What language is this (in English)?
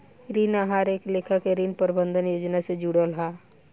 Bhojpuri